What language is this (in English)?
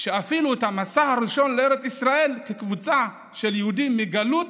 Hebrew